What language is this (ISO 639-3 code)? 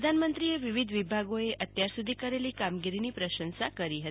guj